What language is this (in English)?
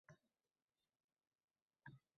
Uzbek